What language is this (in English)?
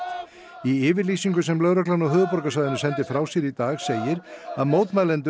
Icelandic